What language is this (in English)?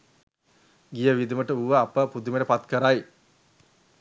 Sinhala